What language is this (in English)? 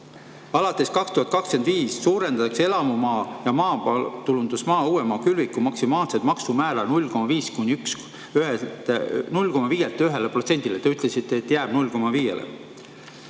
Estonian